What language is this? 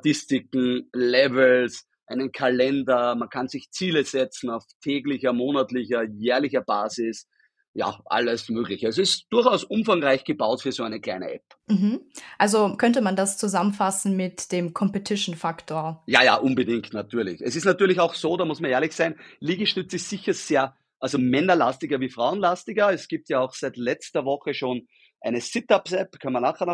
German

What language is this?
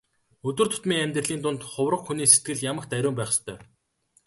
Mongolian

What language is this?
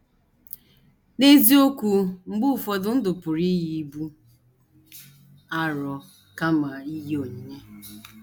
Igbo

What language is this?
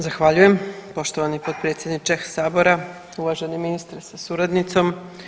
Croatian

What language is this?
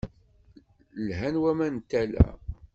Kabyle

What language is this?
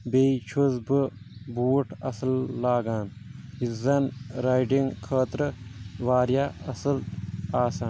Kashmiri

